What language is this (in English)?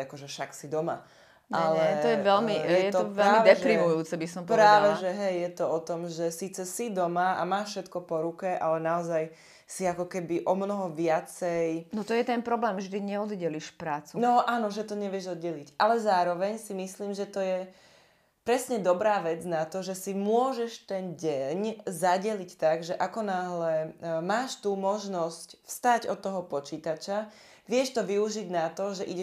Slovak